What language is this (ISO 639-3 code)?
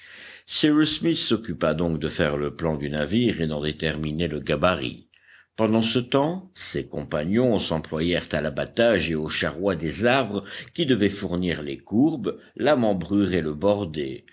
fra